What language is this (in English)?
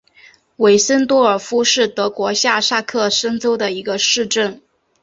Chinese